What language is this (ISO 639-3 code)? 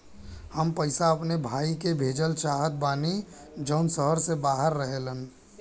bho